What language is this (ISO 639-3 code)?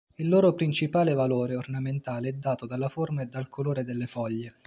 ita